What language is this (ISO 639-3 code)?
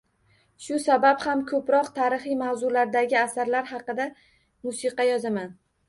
uzb